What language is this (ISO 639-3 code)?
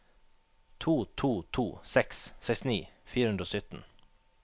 nor